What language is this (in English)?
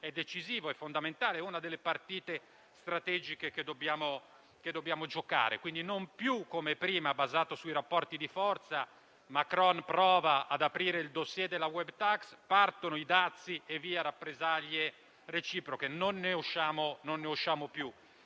Italian